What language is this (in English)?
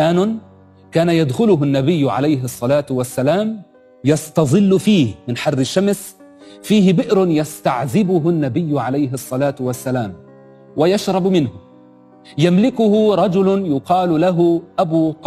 Arabic